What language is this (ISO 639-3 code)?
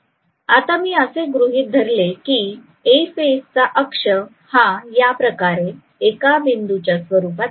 mar